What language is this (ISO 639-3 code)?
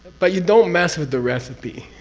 eng